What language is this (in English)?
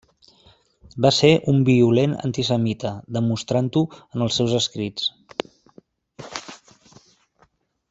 Catalan